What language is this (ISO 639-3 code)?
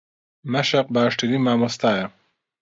ckb